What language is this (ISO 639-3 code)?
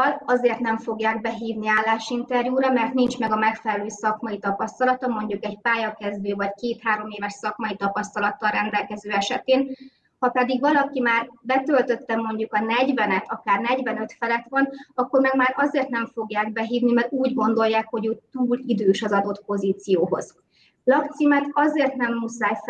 hun